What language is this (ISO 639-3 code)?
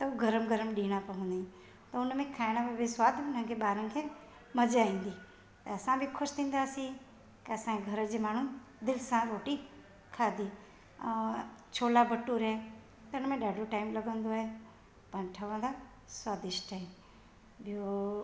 snd